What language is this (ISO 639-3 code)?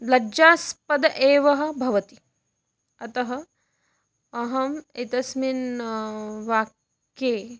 san